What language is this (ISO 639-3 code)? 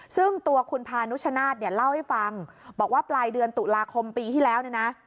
tha